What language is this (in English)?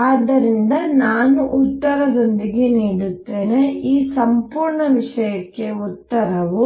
Kannada